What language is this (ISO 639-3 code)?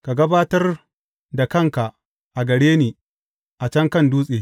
hau